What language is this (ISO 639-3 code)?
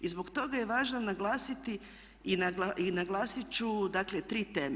hrv